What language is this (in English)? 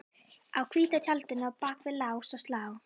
Icelandic